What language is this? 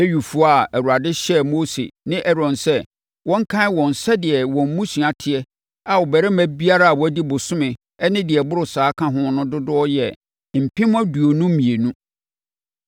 Akan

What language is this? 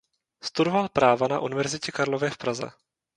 Czech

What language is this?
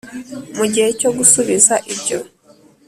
Kinyarwanda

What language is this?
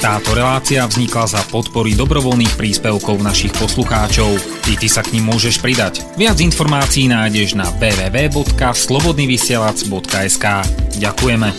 Slovak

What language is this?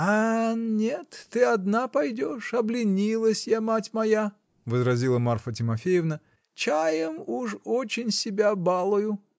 Russian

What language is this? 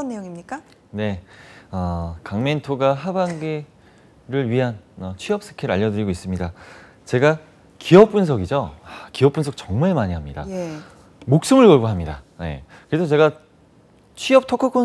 Korean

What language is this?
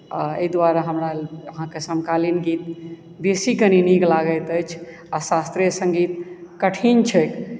Maithili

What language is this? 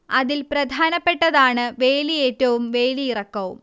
Malayalam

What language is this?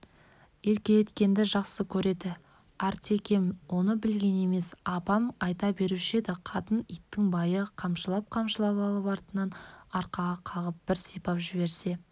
Kazakh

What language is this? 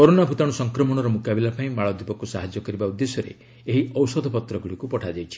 Odia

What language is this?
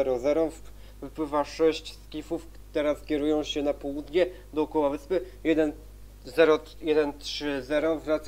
Polish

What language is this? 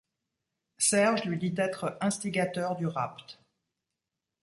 French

